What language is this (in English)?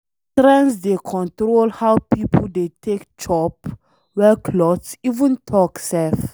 Nigerian Pidgin